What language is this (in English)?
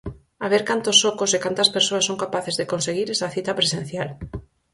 Galician